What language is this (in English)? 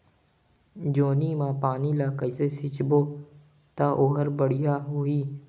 Chhattisgarhi